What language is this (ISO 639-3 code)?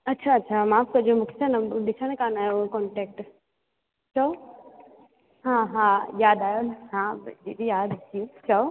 snd